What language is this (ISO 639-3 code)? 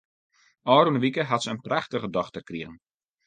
fry